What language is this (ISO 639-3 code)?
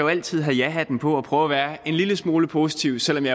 dan